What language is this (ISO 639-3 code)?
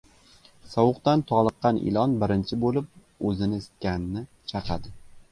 uzb